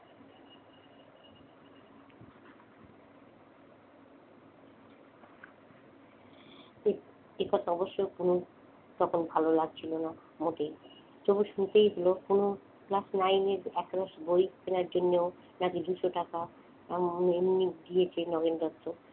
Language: Bangla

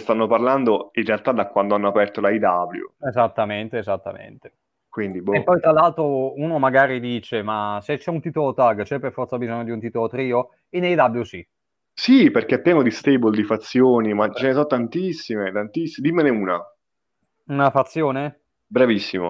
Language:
Italian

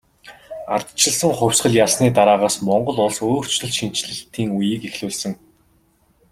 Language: Mongolian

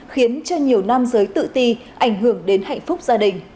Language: Vietnamese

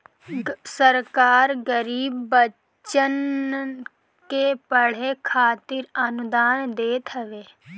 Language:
Bhojpuri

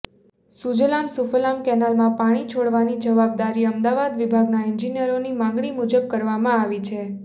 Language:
Gujarati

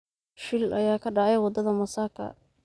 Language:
Somali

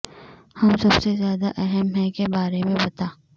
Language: Urdu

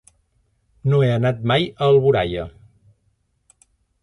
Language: Catalan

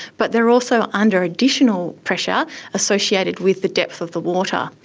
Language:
English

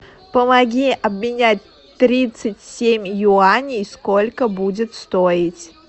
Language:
Russian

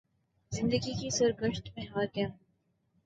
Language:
Urdu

